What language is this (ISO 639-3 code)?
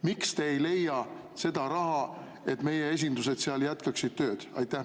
est